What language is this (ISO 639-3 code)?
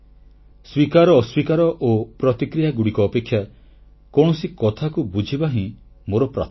ori